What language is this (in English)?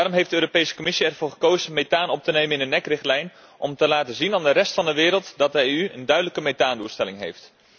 Dutch